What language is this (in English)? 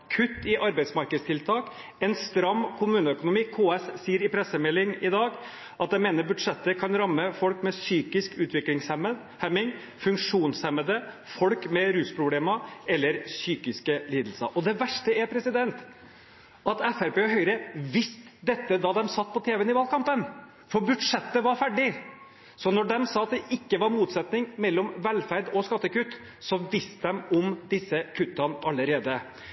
Norwegian Bokmål